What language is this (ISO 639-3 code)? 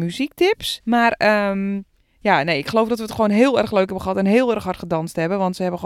nld